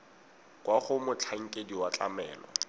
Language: Tswana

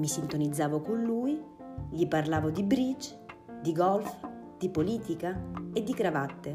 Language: Italian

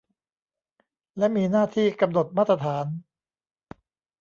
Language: Thai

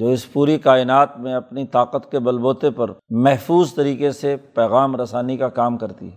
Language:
Urdu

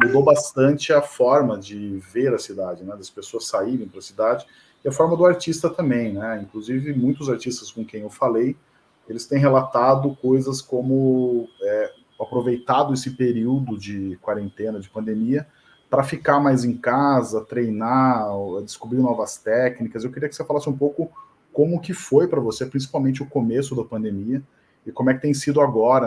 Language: Portuguese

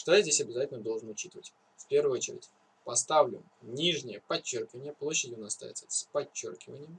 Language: Russian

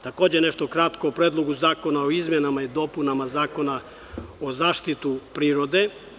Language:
Serbian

